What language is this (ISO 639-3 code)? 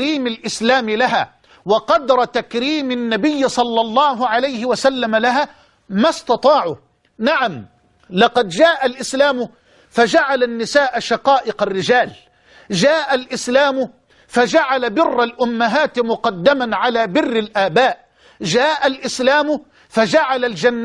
ara